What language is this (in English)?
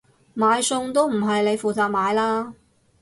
Cantonese